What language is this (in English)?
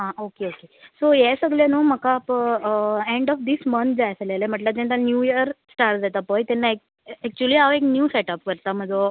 Konkani